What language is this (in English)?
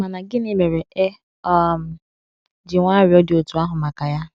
Igbo